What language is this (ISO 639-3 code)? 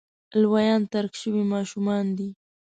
pus